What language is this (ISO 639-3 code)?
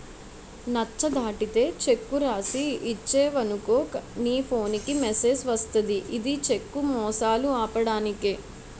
tel